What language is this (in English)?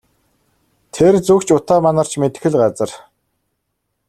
Mongolian